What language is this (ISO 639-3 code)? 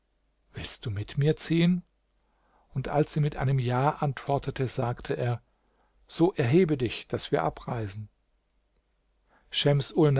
deu